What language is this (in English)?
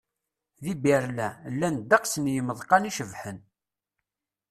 Kabyle